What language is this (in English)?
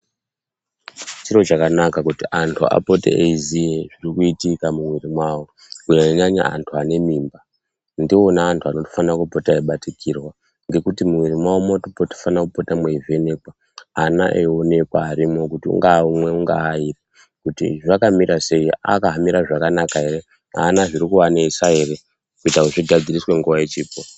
Ndau